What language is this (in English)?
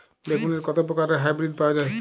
Bangla